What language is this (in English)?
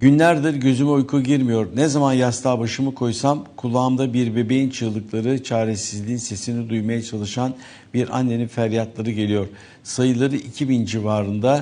Turkish